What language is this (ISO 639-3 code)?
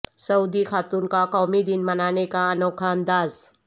urd